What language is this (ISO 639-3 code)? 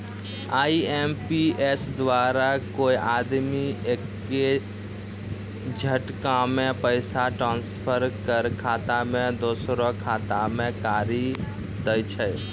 mai